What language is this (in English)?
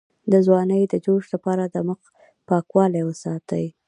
Pashto